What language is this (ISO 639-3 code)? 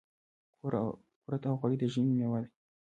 pus